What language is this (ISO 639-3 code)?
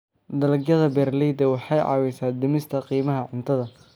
som